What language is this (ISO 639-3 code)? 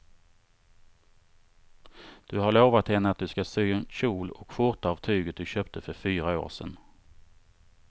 swe